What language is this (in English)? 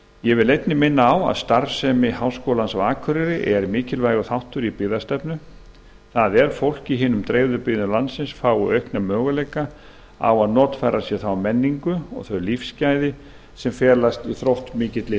Icelandic